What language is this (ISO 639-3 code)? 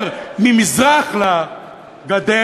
heb